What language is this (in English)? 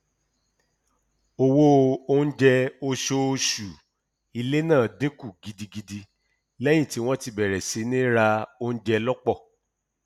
Yoruba